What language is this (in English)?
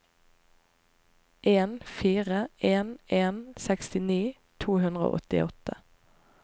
Norwegian